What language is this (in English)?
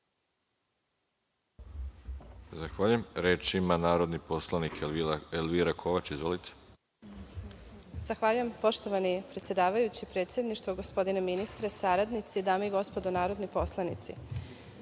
Serbian